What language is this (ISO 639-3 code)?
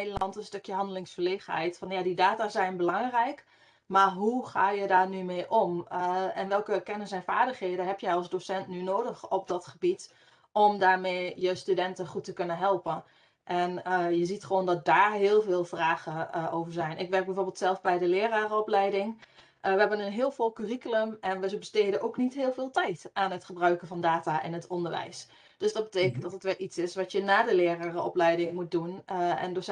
nld